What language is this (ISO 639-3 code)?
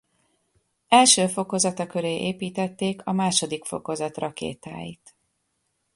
hun